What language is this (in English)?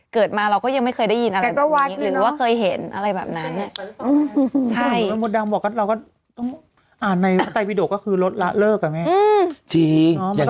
Thai